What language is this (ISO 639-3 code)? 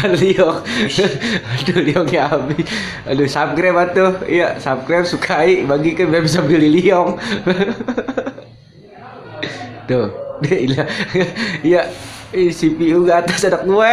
ind